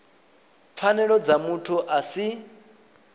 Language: Venda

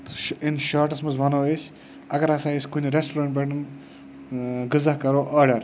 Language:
Kashmiri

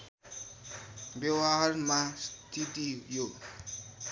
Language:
Nepali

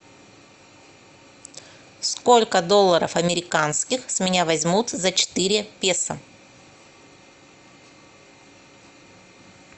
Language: Russian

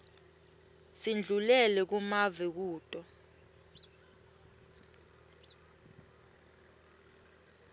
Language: Swati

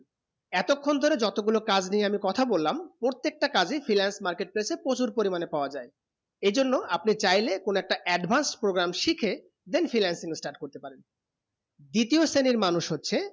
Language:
Bangla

